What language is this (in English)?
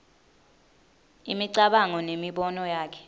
Swati